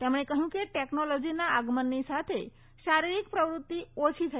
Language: Gujarati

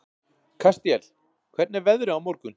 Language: Icelandic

